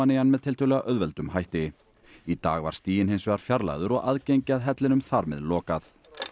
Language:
Icelandic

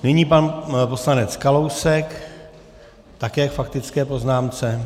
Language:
Czech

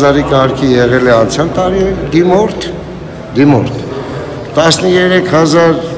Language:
Romanian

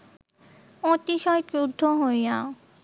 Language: Bangla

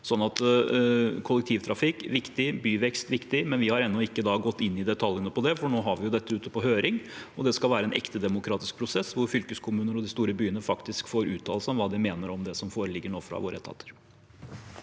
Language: Norwegian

